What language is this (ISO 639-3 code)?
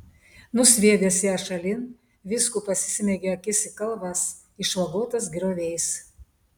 lit